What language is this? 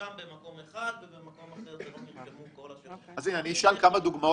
Hebrew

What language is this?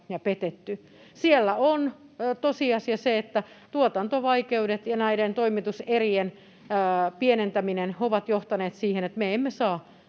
Finnish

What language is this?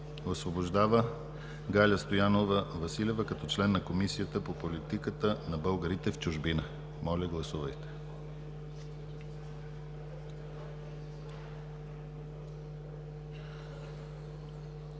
Bulgarian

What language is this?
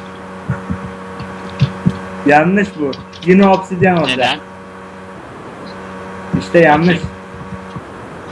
Turkish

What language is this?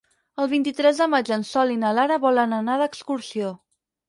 Catalan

